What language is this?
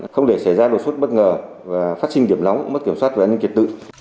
Vietnamese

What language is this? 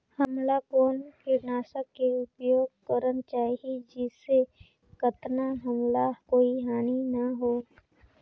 Chhattisgarhi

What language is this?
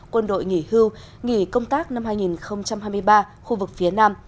Vietnamese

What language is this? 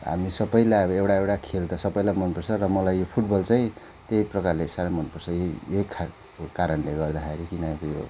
Nepali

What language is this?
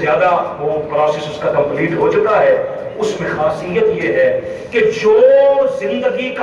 Hindi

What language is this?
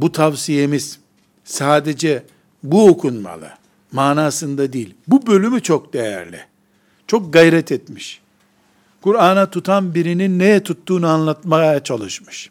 Turkish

